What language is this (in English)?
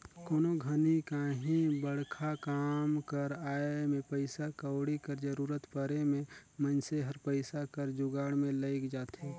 Chhattisgarhi